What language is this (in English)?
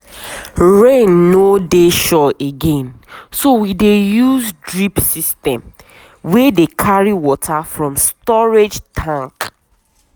Nigerian Pidgin